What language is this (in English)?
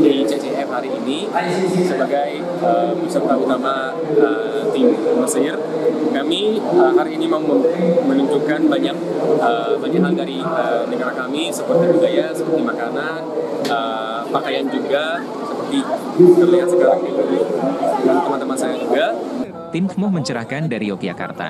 Indonesian